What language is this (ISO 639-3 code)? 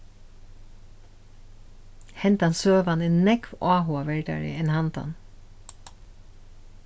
fao